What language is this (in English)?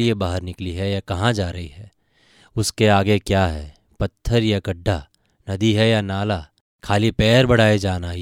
Hindi